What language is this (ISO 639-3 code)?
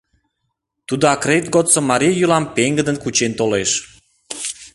chm